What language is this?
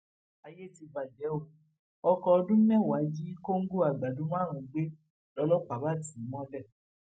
Yoruba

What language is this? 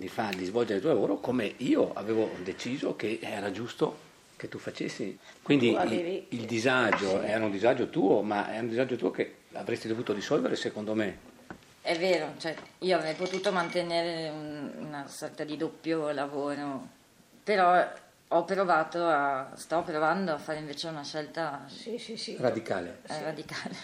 Italian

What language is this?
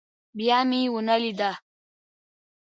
Pashto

